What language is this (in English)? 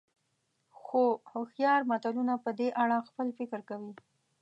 Pashto